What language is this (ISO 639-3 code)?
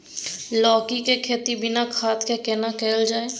mai